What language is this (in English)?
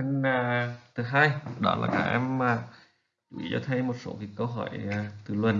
Vietnamese